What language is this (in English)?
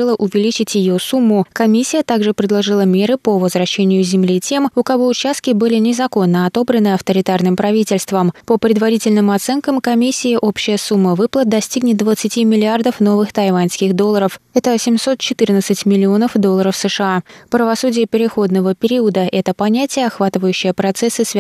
Russian